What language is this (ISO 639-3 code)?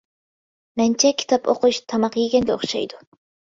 uig